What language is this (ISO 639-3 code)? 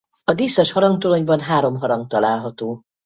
hun